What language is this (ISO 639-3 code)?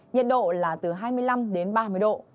vie